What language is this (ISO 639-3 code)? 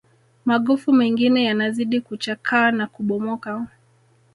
swa